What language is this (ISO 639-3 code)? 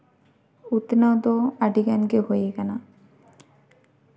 sat